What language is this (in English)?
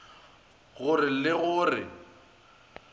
Northern Sotho